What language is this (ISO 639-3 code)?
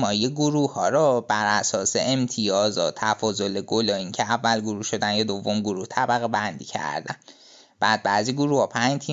fas